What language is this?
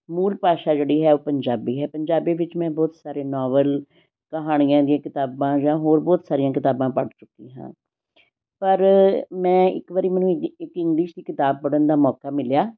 Punjabi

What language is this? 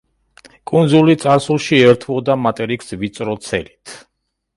Georgian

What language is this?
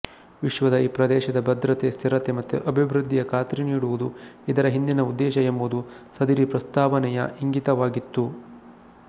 Kannada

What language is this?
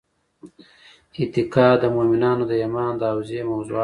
Pashto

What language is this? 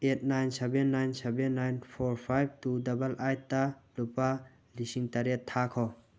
Manipuri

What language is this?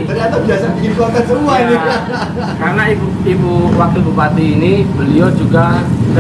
Indonesian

